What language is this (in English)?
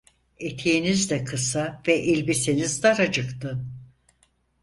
Turkish